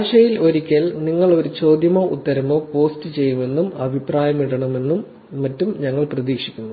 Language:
Malayalam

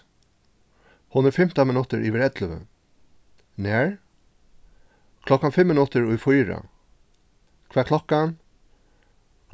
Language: Faroese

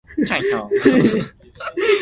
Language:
Min Nan Chinese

